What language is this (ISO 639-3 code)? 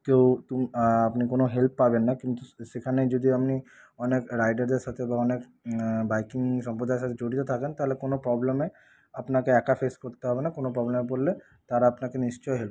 ben